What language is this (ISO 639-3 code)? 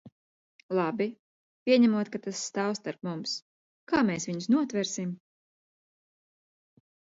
lav